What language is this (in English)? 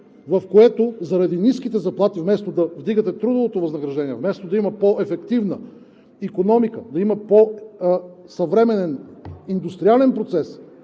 Bulgarian